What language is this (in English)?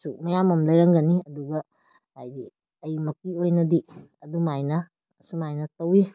Manipuri